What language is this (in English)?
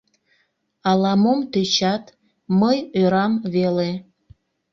Mari